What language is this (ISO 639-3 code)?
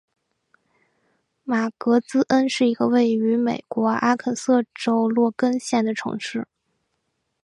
zho